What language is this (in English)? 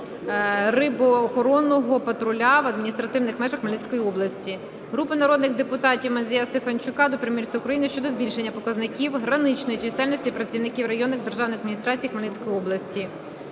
Ukrainian